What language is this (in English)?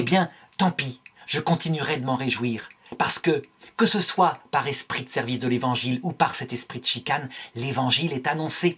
French